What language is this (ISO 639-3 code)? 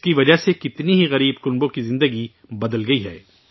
urd